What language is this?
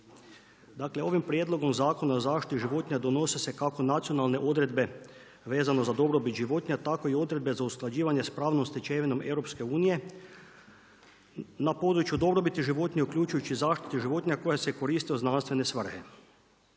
Croatian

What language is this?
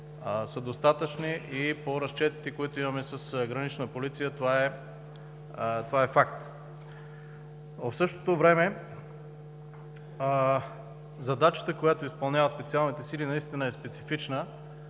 Bulgarian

